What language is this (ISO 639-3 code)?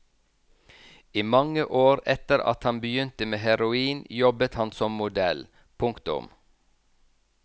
nor